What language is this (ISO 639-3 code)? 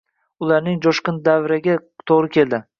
uzb